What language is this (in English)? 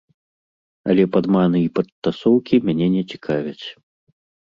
Belarusian